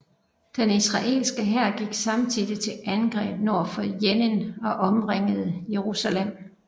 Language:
Danish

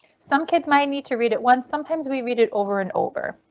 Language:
English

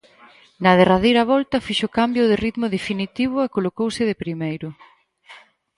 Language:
Galician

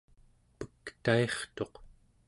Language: Central Yupik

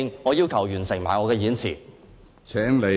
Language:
Cantonese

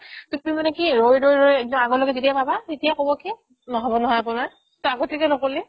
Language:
Assamese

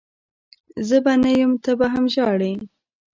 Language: Pashto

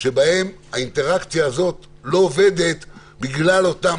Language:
Hebrew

